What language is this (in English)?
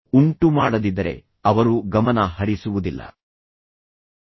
Kannada